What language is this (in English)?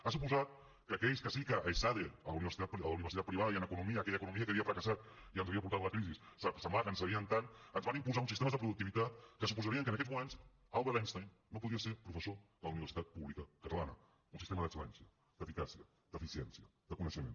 Catalan